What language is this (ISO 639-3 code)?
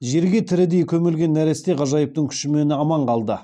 kaz